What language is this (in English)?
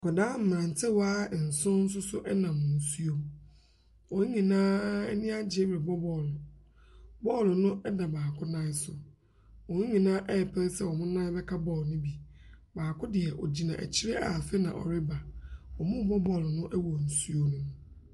Akan